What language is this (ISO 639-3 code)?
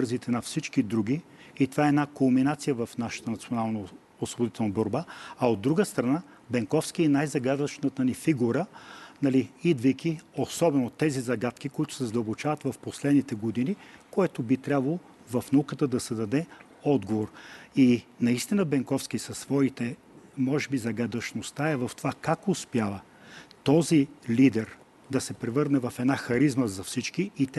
bul